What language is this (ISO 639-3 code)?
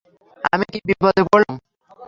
ben